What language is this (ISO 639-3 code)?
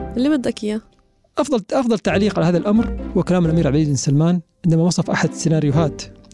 ara